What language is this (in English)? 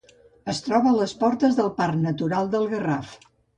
Catalan